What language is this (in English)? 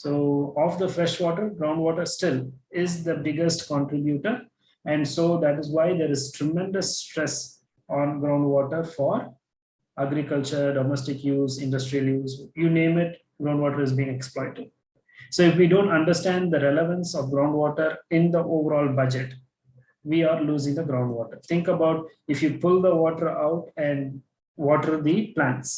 English